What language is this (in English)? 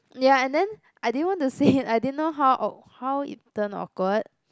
English